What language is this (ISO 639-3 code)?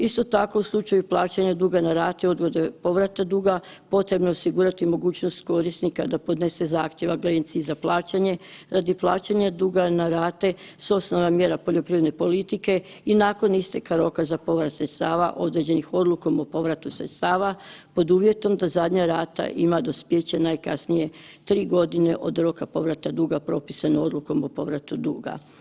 hrv